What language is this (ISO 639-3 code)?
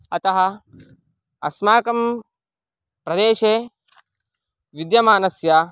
san